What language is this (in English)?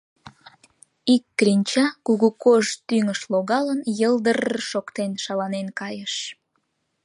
Mari